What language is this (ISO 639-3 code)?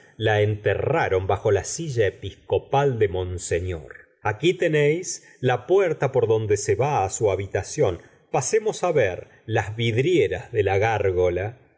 spa